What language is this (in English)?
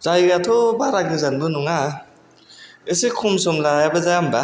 Bodo